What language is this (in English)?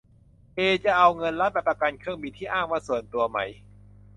Thai